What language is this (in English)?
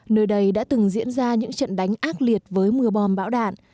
Vietnamese